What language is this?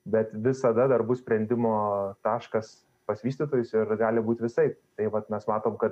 Lithuanian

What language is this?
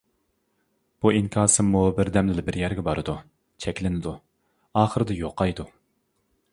Uyghur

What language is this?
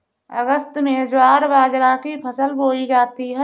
Hindi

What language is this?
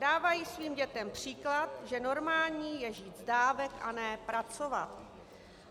Czech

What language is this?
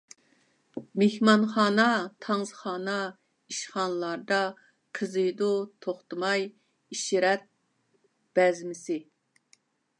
Uyghur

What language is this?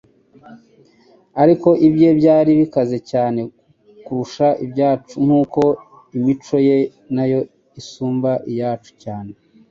Kinyarwanda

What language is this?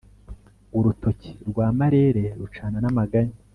Kinyarwanda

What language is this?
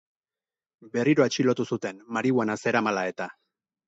Basque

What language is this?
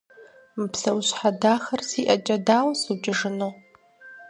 Kabardian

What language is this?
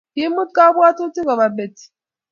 Kalenjin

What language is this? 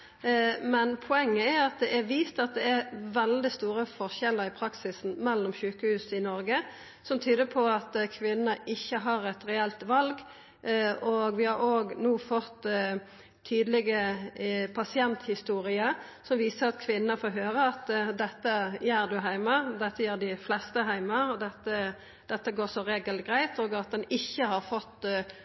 Norwegian Nynorsk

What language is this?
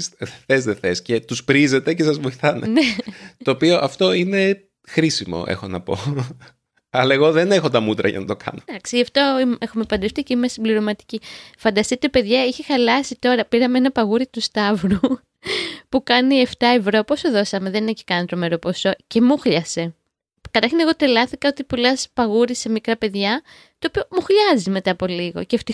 Greek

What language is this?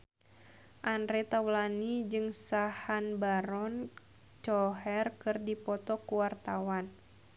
Sundanese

